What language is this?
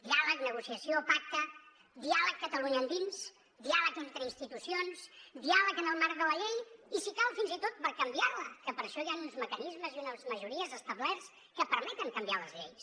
Catalan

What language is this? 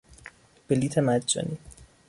Persian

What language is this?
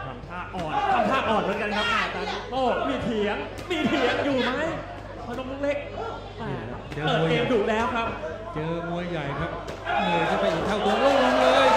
Thai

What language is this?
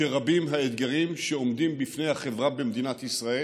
Hebrew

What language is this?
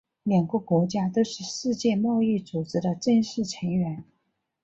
Chinese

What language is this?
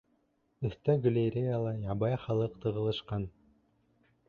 Bashkir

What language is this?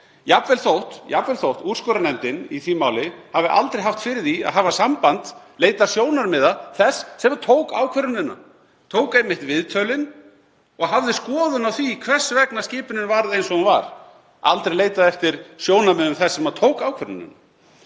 Icelandic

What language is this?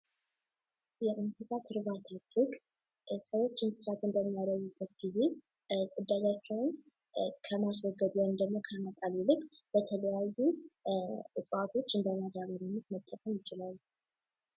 Amharic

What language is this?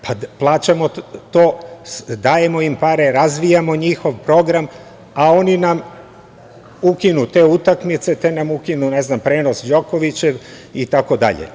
Serbian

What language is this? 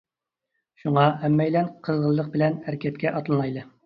Uyghur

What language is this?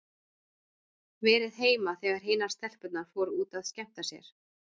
Icelandic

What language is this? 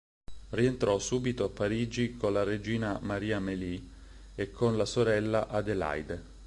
Italian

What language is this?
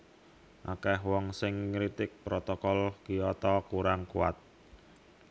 Javanese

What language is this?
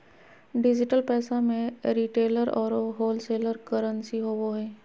Magahi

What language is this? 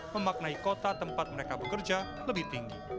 Indonesian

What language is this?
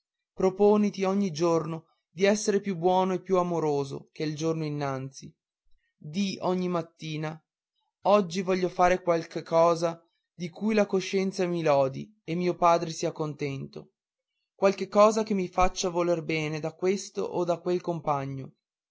Italian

